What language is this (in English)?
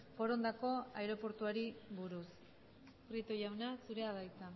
Basque